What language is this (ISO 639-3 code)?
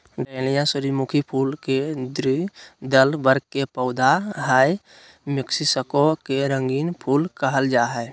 mag